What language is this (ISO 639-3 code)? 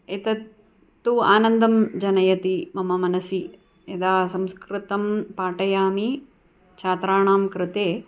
san